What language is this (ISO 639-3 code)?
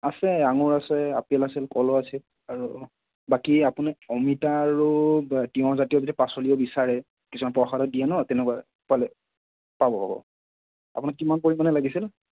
asm